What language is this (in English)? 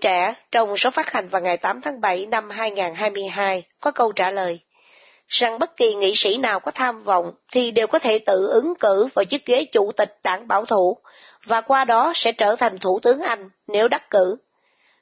Vietnamese